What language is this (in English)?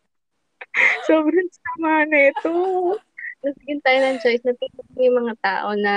Filipino